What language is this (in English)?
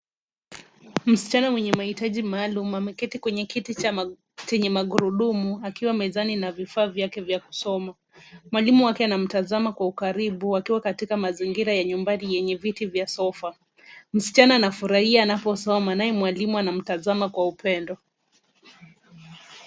Swahili